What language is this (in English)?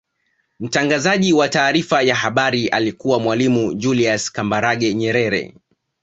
Swahili